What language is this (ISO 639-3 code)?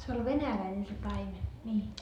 fin